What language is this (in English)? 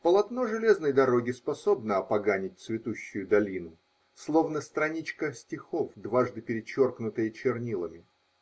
Russian